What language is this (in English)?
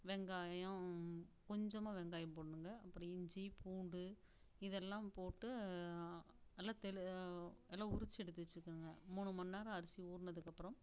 Tamil